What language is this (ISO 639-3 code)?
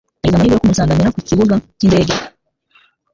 kin